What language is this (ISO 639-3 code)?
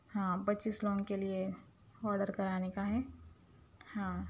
urd